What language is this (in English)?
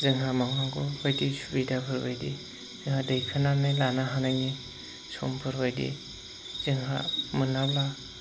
Bodo